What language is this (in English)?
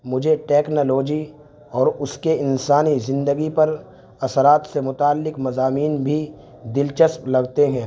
Urdu